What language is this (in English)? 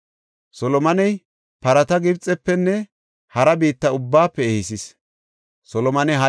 Gofa